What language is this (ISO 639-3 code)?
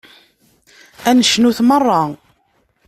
kab